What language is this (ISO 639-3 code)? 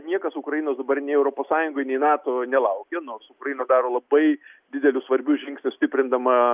lit